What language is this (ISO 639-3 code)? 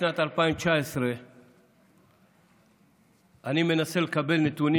heb